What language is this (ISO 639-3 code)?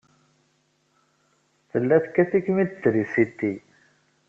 kab